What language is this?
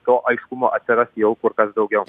Lithuanian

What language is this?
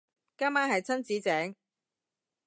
Cantonese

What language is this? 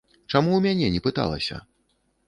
Belarusian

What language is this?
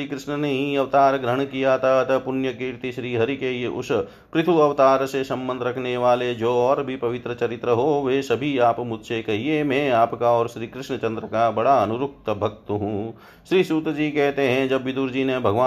Hindi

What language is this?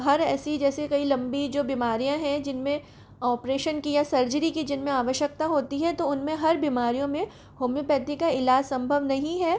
Hindi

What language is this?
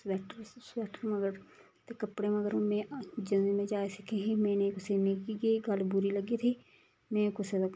Dogri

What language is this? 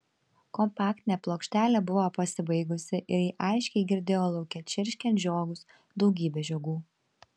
Lithuanian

